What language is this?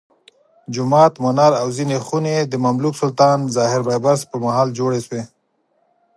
Pashto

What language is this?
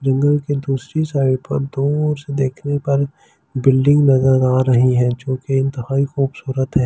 Hindi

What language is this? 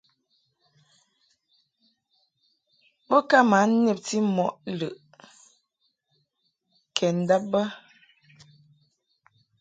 Mungaka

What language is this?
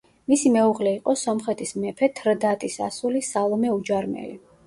Georgian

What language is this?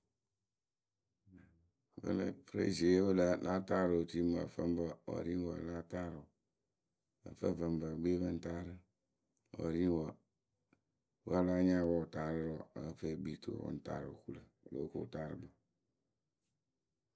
Akebu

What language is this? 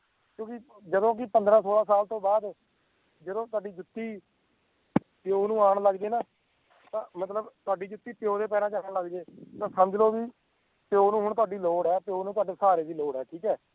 Punjabi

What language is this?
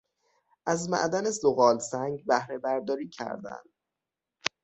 Persian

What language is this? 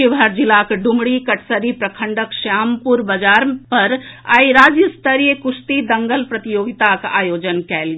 Maithili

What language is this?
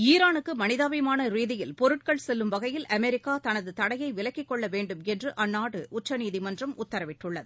Tamil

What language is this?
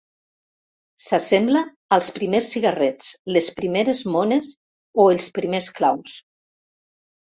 Catalan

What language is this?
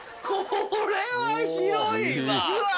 Japanese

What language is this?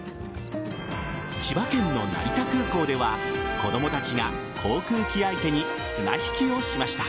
Japanese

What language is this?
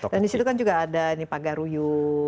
Indonesian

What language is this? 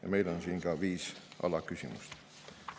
Estonian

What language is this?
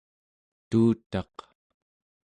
Central Yupik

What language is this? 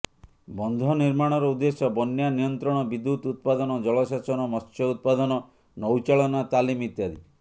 Odia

